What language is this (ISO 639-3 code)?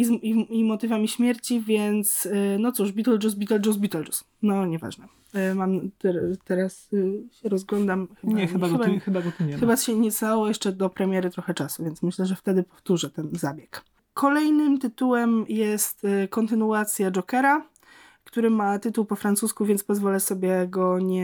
pol